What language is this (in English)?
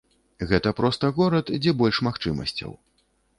Belarusian